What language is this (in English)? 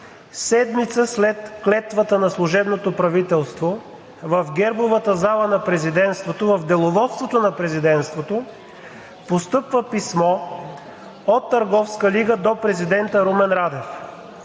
Bulgarian